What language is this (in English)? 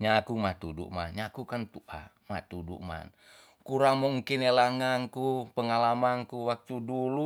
Tonsea